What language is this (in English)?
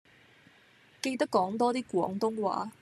Cantonese